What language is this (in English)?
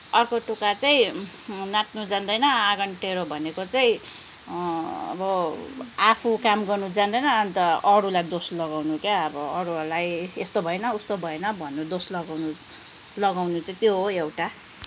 Nepali